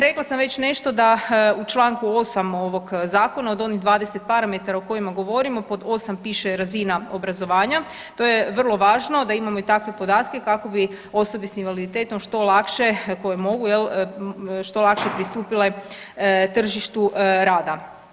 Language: Croatian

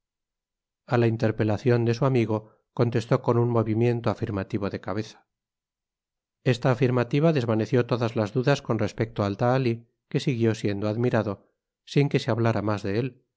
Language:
Spanish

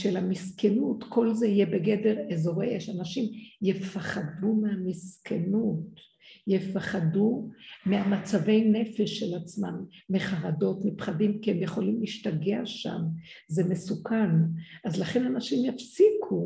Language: Hebrew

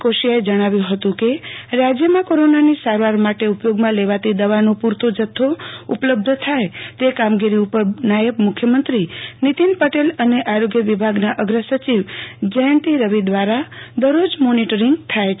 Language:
Gujarati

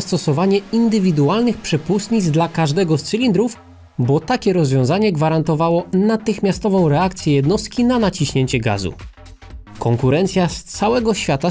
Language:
Polish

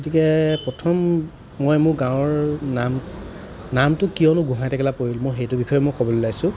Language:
Assamese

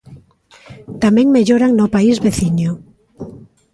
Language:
Galician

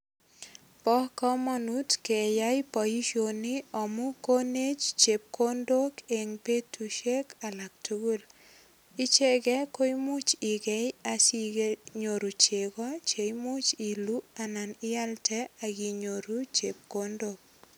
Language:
Kalenjin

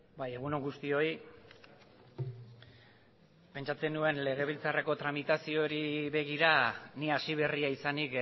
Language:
Basque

